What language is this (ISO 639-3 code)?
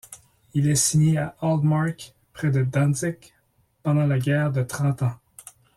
fra